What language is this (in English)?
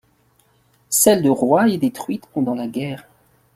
French